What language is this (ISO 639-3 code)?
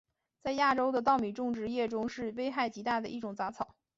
zho